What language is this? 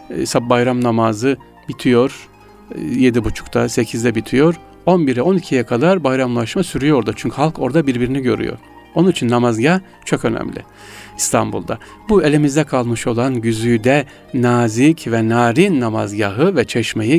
Turkish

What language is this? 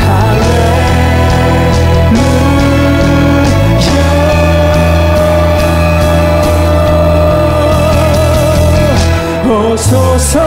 Korean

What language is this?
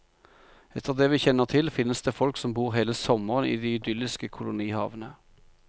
Norwegian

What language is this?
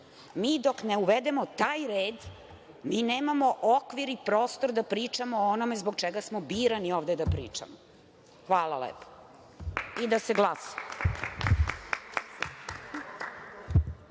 Serbian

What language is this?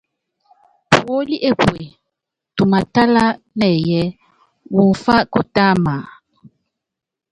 Yangben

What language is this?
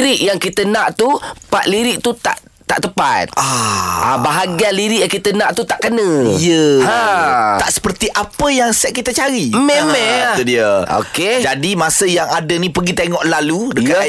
Malay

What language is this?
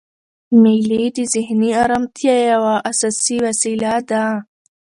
Pashto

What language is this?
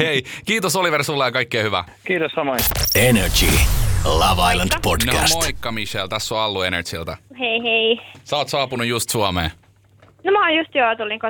Finnish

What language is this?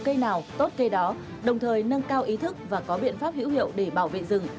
Vietnamese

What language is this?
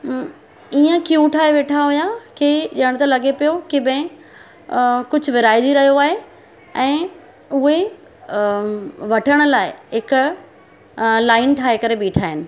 Sindhi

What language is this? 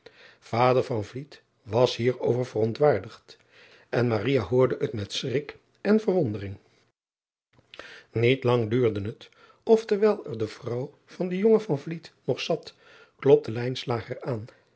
Dutch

